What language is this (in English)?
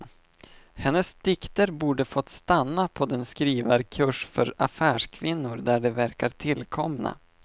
Swedish